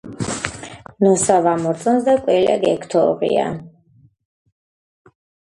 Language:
Georgian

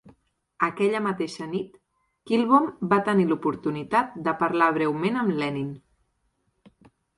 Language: Catalan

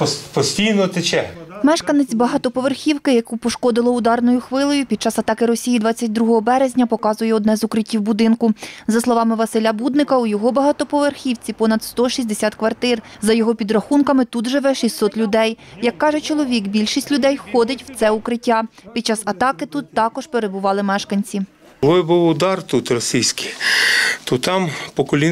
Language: Ukrainian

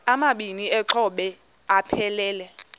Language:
Xhosa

